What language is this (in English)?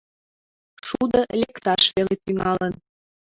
Mari